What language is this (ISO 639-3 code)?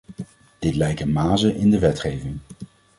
nld